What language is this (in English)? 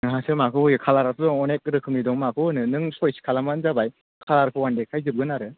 Bodo